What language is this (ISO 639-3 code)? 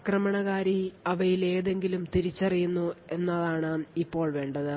mal